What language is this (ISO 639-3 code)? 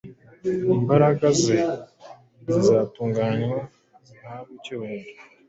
kin